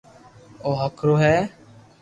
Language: Loarki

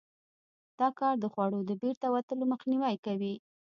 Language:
Pashto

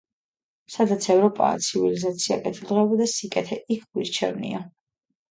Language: Georgian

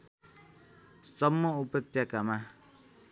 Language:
Nepali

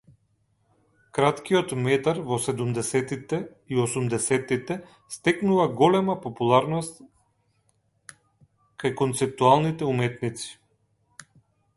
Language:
Macedonian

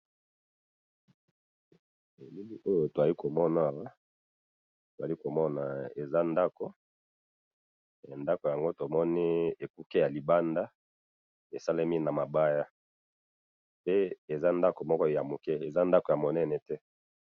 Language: Lingala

